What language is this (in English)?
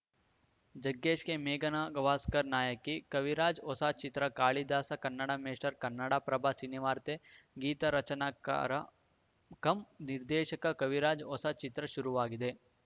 Kannada